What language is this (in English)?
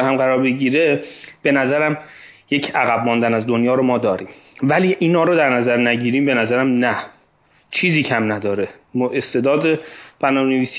Persian